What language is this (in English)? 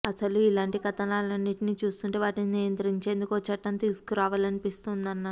Telugu